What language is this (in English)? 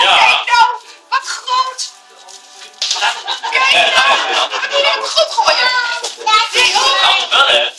Dutch